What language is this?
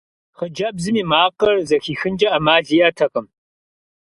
Kabardian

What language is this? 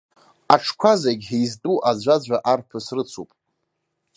Abkhazian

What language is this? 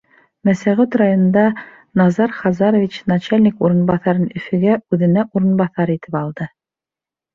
Bashkir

